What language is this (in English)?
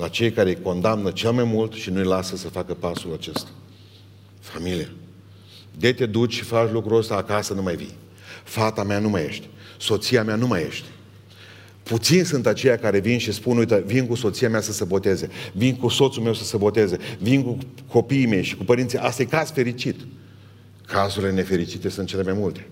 Romanian